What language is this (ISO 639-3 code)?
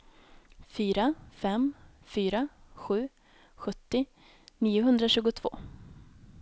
swe